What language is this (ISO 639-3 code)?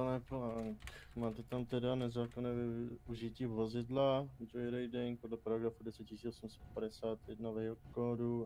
ces